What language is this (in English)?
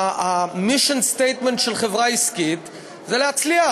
Hebrew